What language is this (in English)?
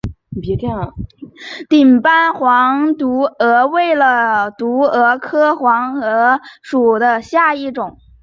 Chinese